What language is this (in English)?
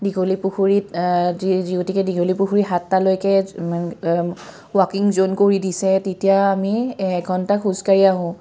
Assamese